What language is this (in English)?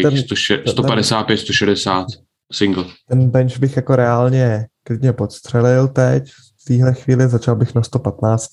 Czech